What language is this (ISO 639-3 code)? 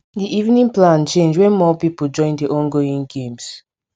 pcm